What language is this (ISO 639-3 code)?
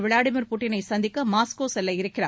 tam